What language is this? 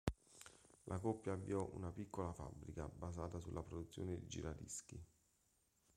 Italian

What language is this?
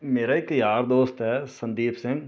Punjabi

